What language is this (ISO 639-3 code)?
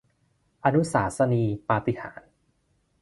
tha